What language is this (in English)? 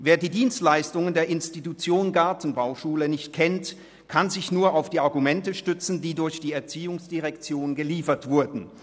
Swiss German